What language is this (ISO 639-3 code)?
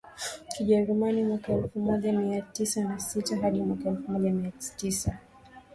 swa